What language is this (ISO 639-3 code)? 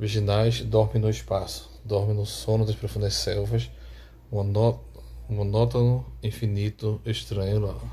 por